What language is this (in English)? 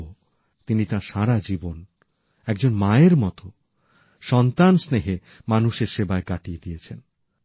Bangla